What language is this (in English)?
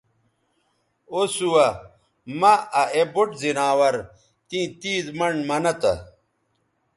Bateri